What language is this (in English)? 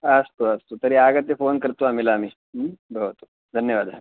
Sanskrit